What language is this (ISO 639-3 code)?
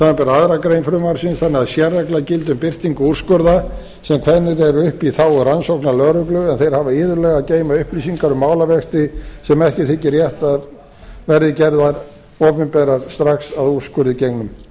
isl